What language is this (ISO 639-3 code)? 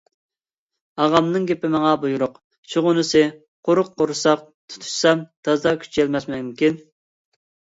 uig